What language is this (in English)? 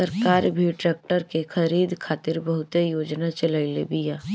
Bhojpuri